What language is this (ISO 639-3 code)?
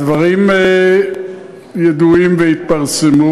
heb